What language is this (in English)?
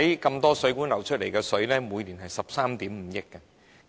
Cantonese